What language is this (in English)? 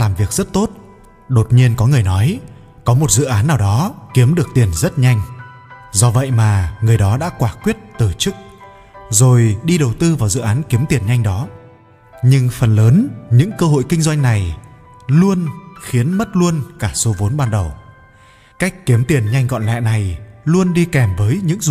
Vietnamese